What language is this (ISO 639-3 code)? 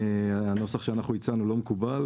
heb